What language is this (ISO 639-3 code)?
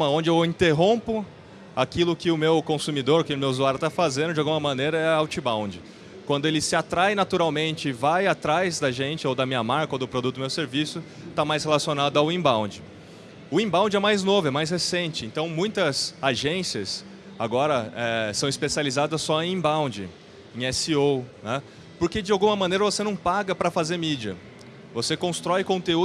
por